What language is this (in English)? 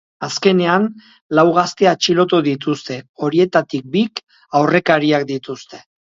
Basque